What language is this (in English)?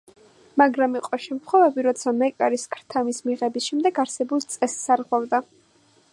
Georgian